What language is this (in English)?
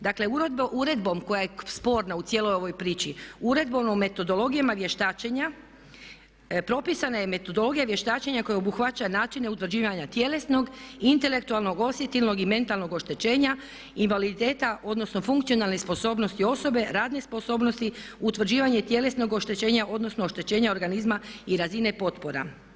Croatian